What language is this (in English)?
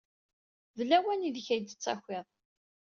Kabyle